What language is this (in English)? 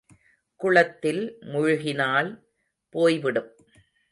Tamil